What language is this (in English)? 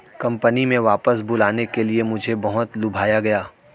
Hindi